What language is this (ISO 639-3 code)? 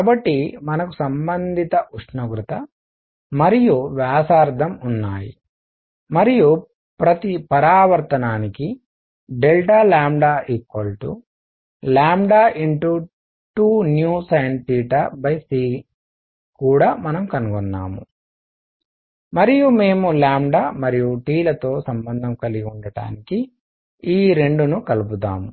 tel